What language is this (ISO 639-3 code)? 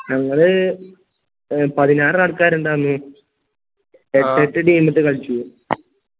mal